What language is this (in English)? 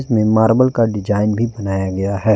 Hindi